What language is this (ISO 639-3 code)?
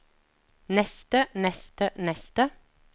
nor